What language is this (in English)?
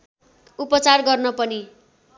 Nepali